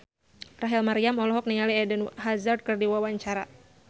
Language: Sundanese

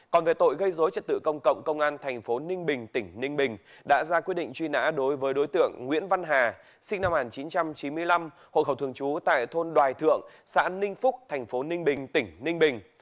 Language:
Vietnamese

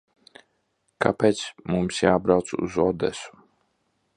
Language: Latvian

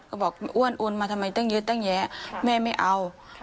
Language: Thai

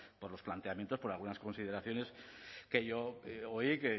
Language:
Spanish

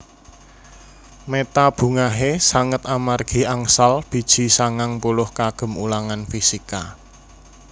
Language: Javanese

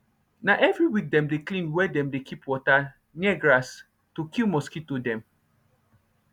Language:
Nigerian Pidgin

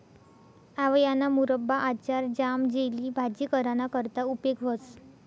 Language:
Marathi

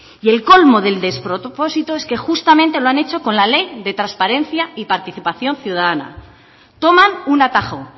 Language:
Spanish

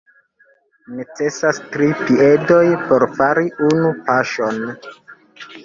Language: Esperanto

